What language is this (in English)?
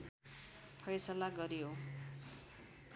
Nepali